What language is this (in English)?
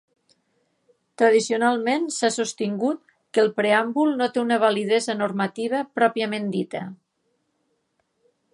Catalan